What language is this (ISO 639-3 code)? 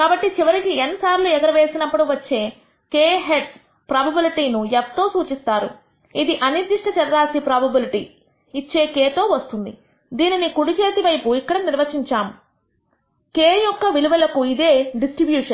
tel